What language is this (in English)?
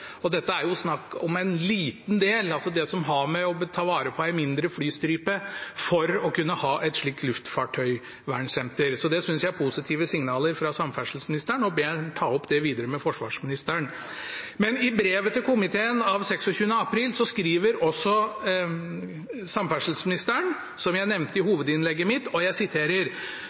Norwegian Bokmål